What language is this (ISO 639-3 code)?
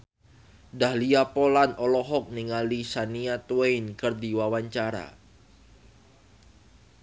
sun